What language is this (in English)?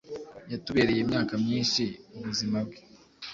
Kinyarwanda